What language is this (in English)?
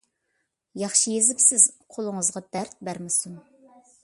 Uyghur